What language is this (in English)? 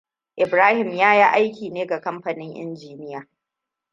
Hausa